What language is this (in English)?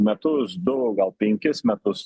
Lithuanian